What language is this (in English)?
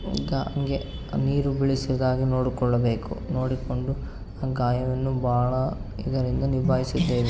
Kannada